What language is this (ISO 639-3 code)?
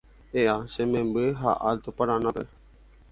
grn